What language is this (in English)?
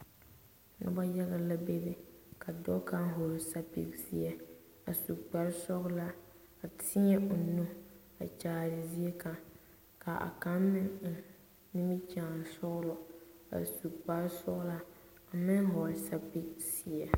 Southern Dagaare